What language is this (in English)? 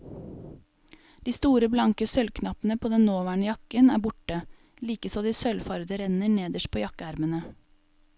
Norwegian